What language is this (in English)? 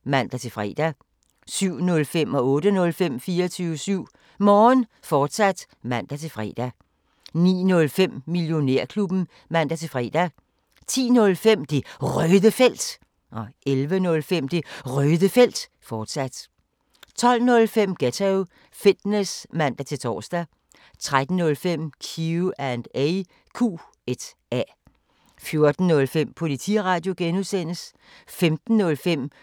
Danish